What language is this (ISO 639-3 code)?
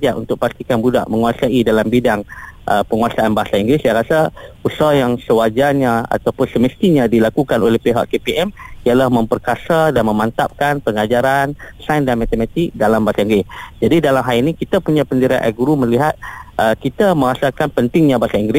msa